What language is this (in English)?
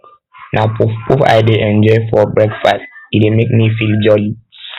Nigerian Pidgin